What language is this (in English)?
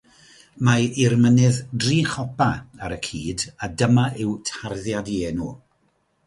Welsh